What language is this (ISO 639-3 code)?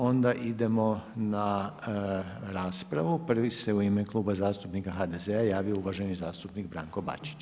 hrv